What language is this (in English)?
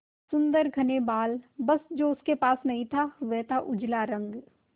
Hindi